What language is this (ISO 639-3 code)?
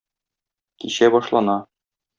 tat